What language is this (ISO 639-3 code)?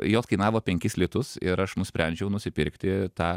lit